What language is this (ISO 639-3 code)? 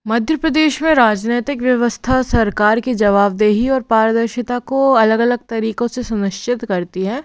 hin